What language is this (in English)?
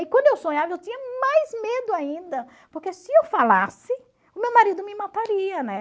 Portuguese